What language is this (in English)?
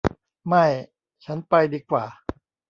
Thai